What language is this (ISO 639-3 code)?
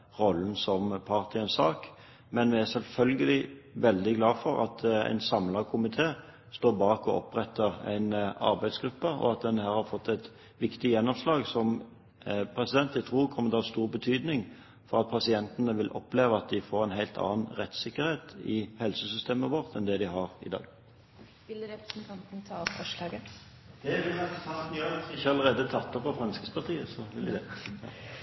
nor